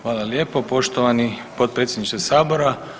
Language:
Croatian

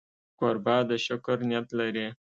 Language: Pashto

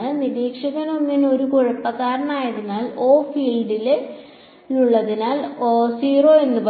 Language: Malayalam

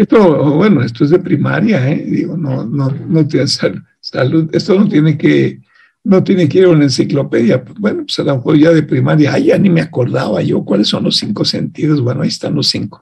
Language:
Spanish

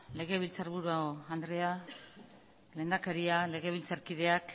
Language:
Basque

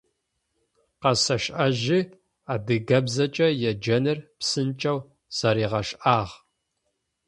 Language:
Adyghe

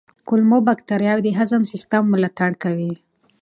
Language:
Pashto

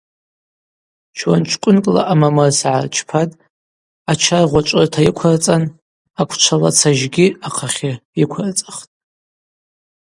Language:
Abaza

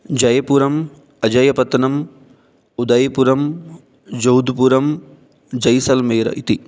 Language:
Sanskrit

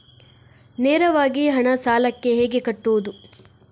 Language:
Kannada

